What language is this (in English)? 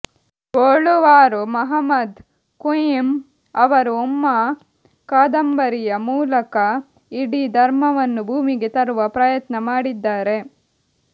Kannada